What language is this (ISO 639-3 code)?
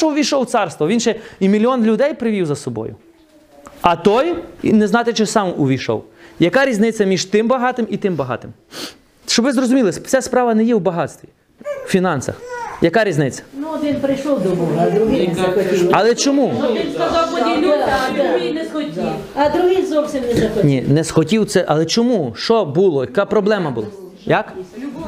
ukr